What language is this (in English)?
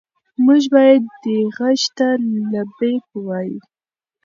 Pashto